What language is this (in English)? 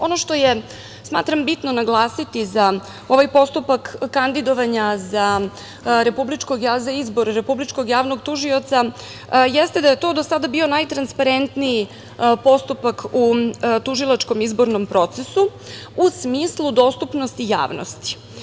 Serbian